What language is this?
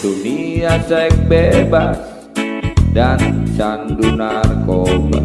Indonesian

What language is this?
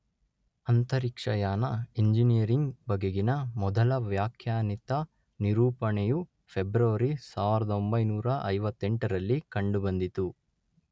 Kannada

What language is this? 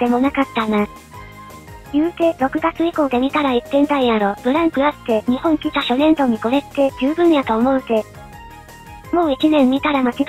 Japanese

